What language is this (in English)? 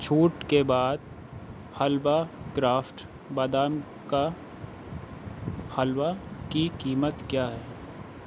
Urdu